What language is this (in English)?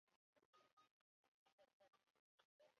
Chinese